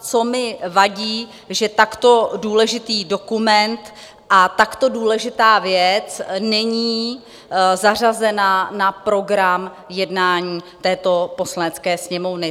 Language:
Czech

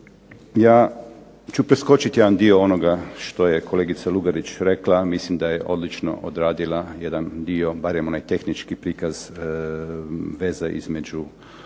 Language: Croatian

